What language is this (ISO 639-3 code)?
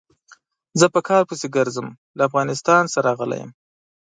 pus